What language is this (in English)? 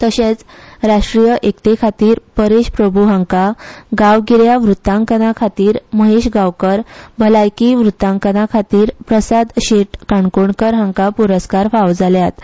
Konkani